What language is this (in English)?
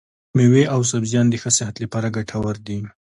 Pashto